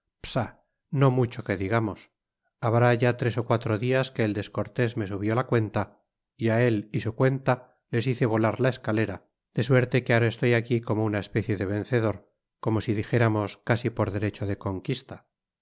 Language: Spanish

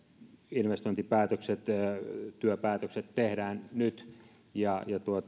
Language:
Finnish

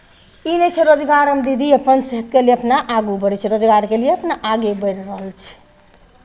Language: Maithili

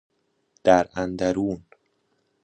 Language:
Persian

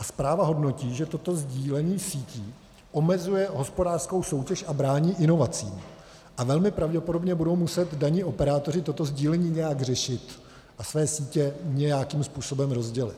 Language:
Czech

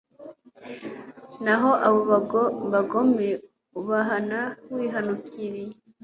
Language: Kinyarwanda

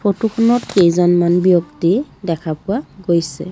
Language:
Assamese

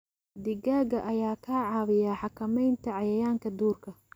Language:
Somali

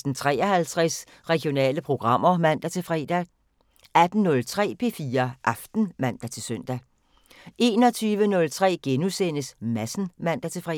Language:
Danish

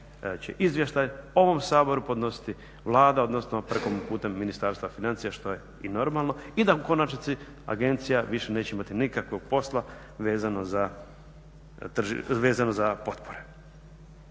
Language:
Croatian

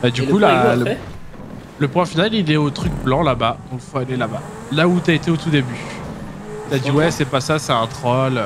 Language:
French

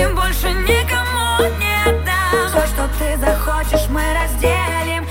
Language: Russian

